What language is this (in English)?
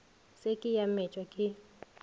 Northern Sotho